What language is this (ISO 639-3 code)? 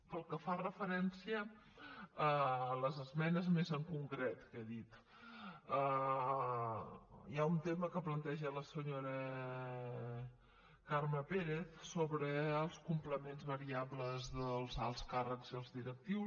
cat